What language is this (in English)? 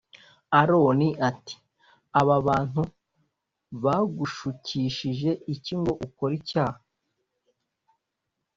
Kinyarwanda